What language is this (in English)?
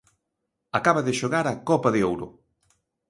Galician